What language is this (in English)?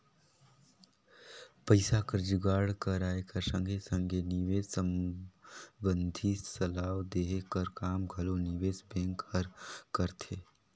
Chhattisgarhi